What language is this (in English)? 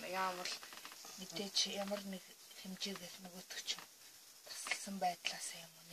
Portuguese